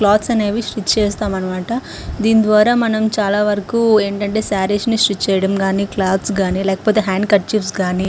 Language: Telugu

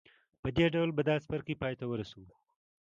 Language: Pashto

